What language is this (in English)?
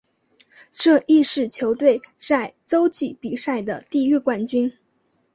Chinese